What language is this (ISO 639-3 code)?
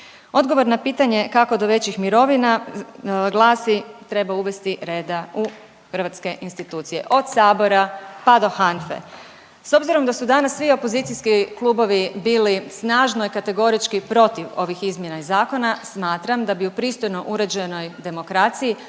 hrv